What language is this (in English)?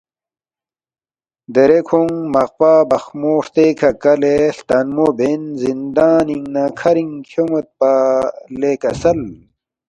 Balti